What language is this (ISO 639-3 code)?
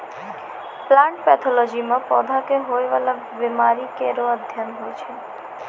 mai